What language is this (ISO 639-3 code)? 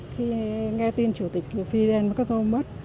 vie